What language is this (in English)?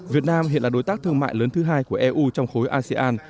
Vietnamese